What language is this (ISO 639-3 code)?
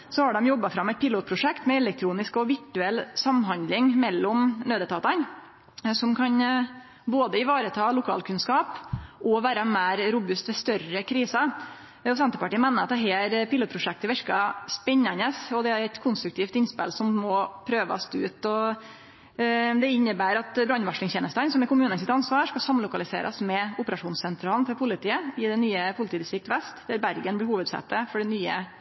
nno